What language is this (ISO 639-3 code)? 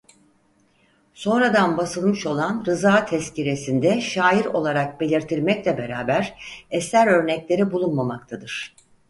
tur